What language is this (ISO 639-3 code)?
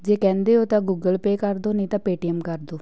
pan